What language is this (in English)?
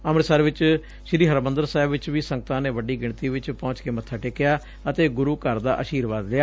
Punjabi